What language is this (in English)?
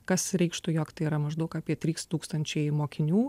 Lithuanian